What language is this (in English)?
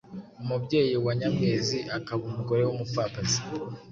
Kinyarwanda